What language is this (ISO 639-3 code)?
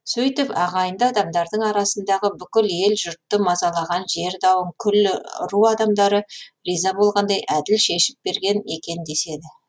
kaz